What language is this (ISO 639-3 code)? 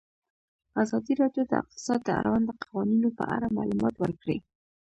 pus